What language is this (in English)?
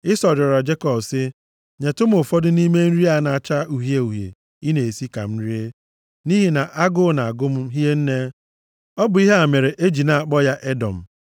Igbo